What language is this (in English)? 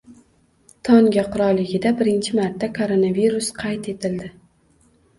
Uzbek